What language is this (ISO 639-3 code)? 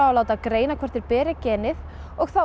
isl